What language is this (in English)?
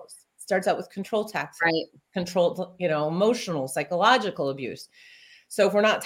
English